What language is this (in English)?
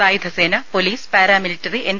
Malayalam